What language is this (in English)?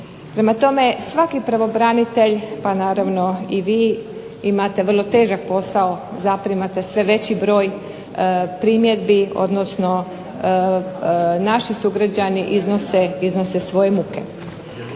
Croatian